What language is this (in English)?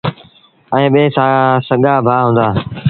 Sindhi Bhil